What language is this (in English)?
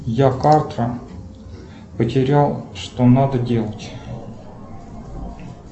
Russian